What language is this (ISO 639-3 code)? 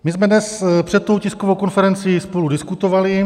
ces